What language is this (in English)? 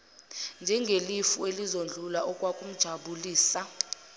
Zulu